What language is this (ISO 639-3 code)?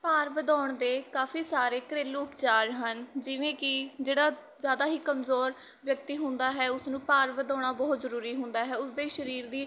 pan